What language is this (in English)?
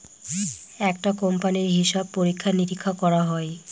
Bangla